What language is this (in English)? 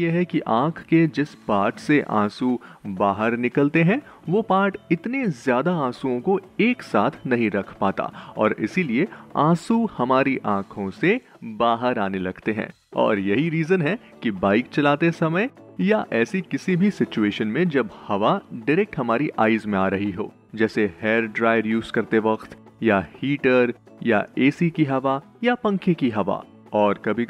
Hindi